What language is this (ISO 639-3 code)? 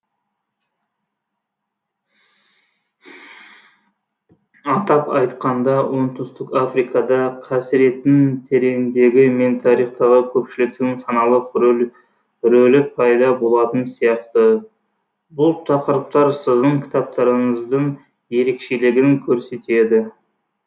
kaz